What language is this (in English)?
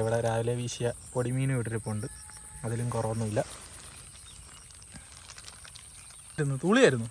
Malayalam